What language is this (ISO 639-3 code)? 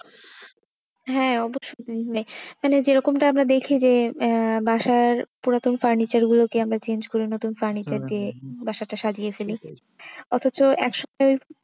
ben